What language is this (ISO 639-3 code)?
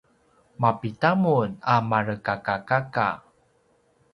pwn